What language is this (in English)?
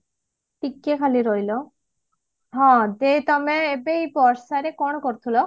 Odia